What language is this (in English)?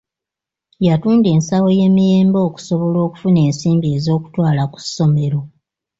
Ganda